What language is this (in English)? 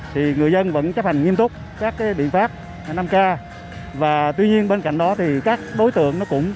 Vietnamese